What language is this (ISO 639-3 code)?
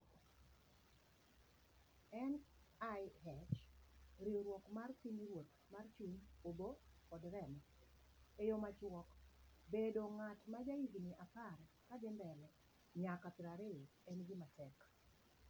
luo